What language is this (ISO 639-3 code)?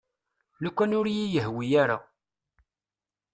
kab